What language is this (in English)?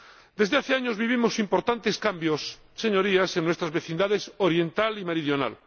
Spanish